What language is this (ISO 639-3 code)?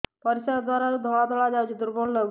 ori